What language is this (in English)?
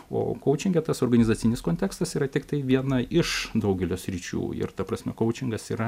Lithuanian